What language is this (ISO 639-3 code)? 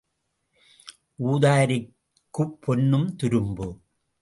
tam